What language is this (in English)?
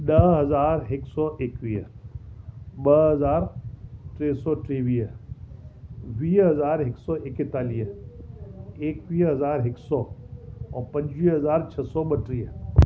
Sindhi